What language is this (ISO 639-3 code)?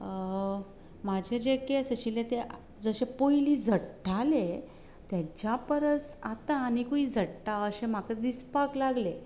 kok